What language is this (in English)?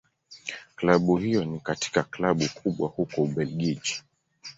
Swahili